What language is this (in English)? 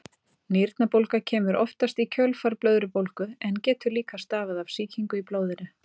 Icelandic